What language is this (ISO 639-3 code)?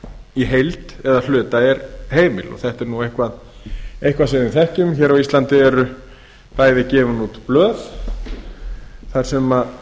isl